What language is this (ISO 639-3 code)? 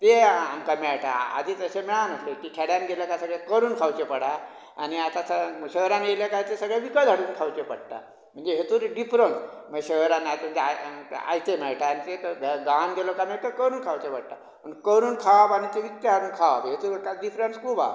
kok